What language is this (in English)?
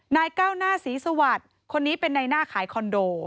Thai